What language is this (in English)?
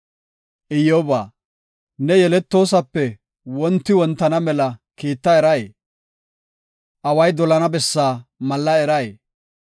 Gofa